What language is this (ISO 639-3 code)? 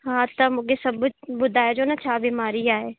snd